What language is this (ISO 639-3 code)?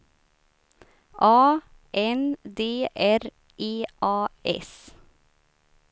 swe